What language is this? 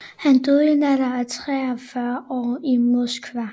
Danish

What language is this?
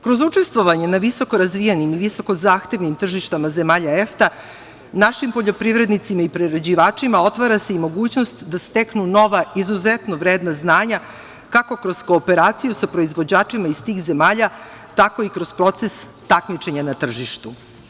Serbian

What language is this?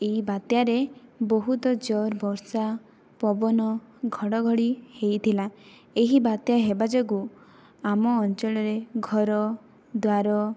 Odia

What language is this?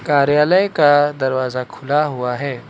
Hindi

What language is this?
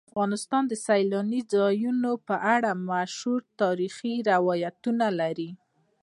Pashto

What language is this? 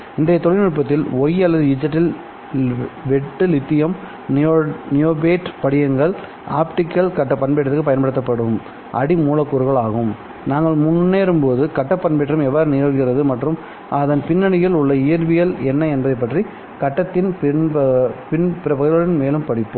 Tamil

